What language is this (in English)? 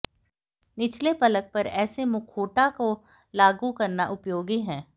Hindi